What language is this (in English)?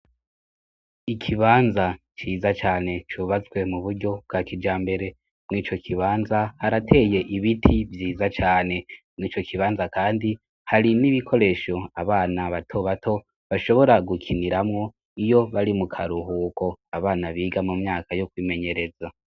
Rundi